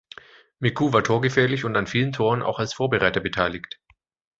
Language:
German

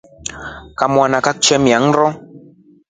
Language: Rombo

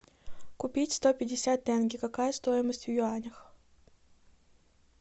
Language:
Russian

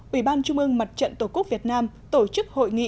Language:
Vietnamese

